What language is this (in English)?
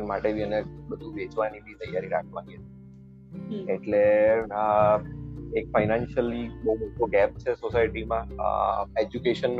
Gujarati